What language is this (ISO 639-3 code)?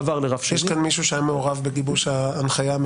heb